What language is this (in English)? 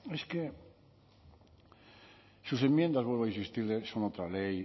Spanish